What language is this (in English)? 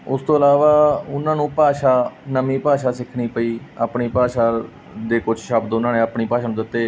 Punjabi